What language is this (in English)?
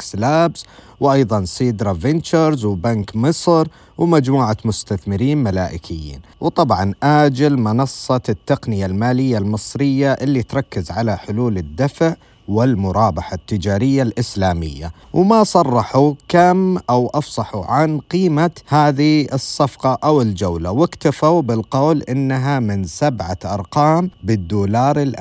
Arabic